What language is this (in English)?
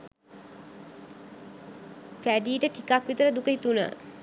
Sinhala